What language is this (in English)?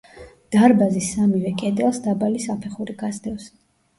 Georgian